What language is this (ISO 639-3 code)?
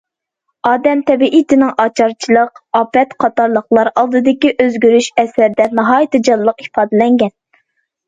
uig